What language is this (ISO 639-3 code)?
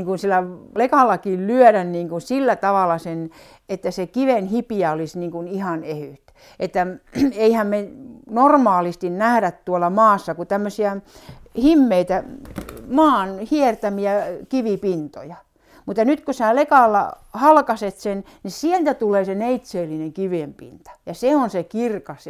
fin